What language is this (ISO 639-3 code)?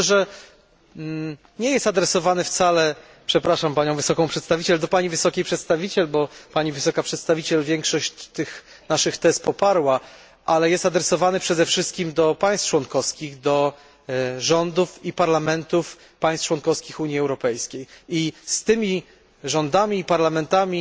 pol